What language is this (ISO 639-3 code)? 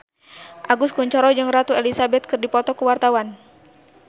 sun